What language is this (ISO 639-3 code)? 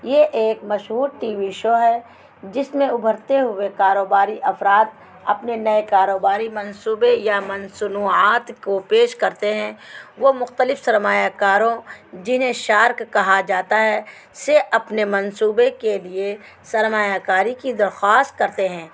urd